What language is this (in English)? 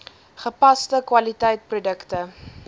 Afrikaans